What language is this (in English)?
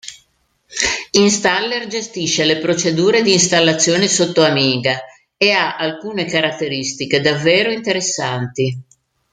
Italian